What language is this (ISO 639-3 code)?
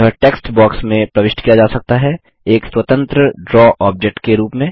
hin